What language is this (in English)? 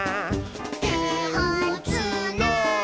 Japanese